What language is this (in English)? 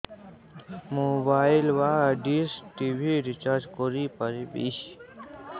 Odia